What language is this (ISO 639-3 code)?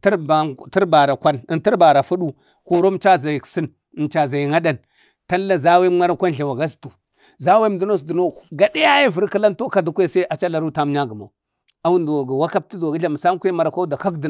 bde